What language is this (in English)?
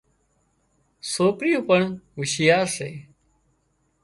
Wadiyara Koli